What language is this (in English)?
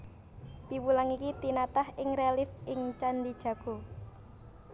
Javanese